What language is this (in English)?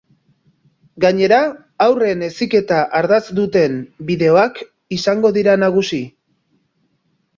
Basque